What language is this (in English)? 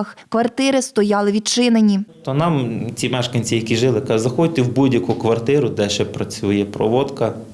Ukrainian